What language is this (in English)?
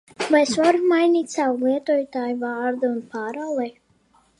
Latvian